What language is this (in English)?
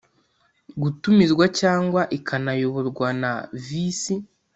Kinyarwanda